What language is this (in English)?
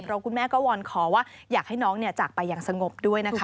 Thai